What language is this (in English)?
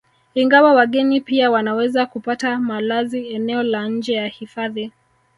Swahili